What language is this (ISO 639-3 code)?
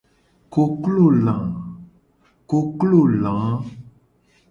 gej